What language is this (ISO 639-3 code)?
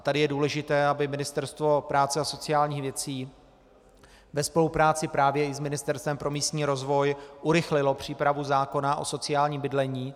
ces